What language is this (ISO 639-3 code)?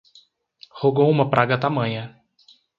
por